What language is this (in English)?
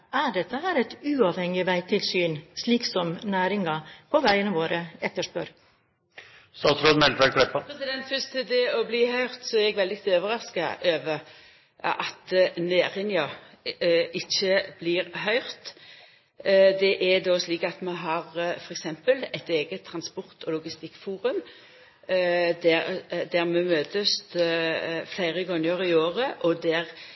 Norwegian